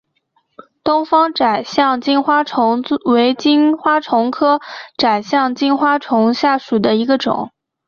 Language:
Chinese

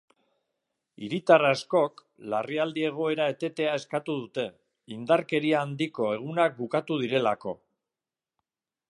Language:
Basque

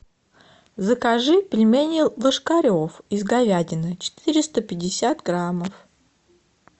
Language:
Russian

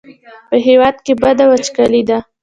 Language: Pashto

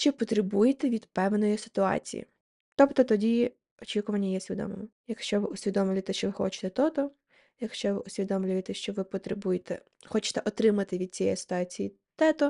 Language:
Ukrainian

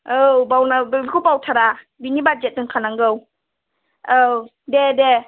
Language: Bodo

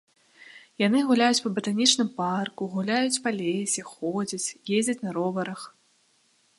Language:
Belarusian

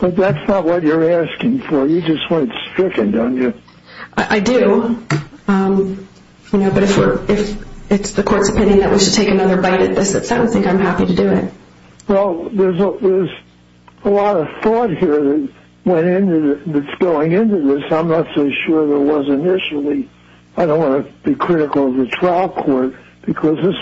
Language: English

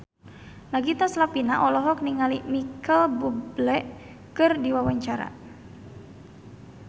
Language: Sundanese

